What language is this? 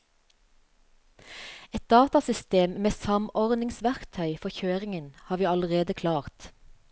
Norwegian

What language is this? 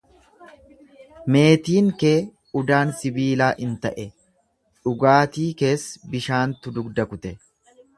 Oromo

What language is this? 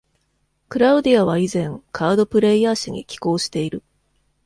Japanese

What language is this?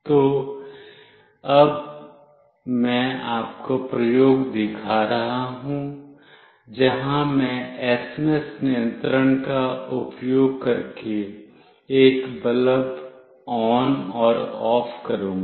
Hindi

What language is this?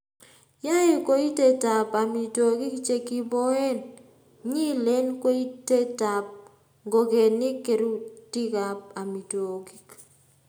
Kalenjin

